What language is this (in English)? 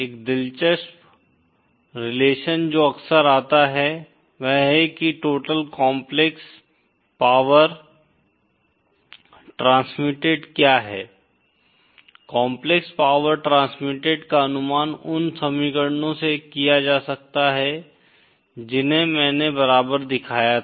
Hindi